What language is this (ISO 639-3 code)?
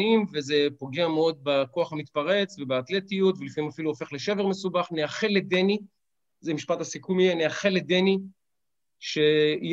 heb